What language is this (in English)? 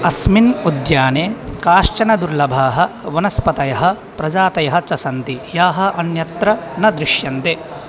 Sanskrit